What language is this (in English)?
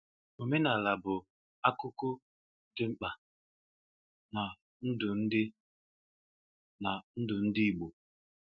Igbo